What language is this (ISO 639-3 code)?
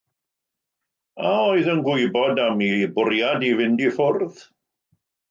cym